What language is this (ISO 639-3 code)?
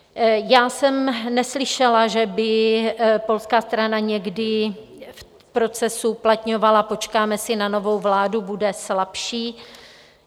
ces